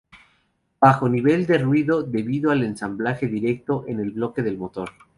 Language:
Spanish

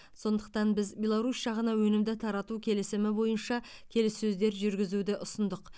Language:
Kazakh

